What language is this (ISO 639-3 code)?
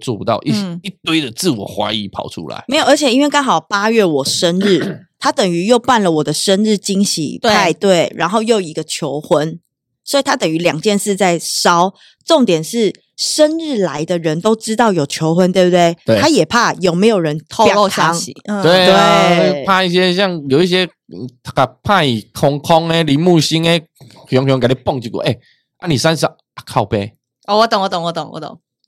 zho